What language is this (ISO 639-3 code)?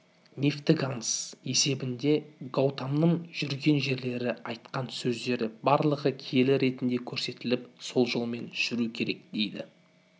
kaz